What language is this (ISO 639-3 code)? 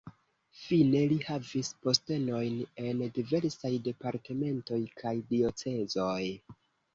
epo